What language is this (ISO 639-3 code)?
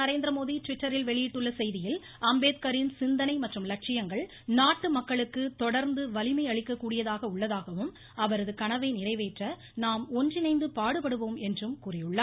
tam